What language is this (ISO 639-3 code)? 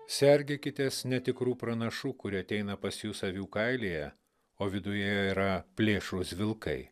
lit